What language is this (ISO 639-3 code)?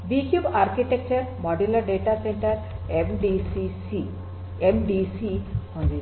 kan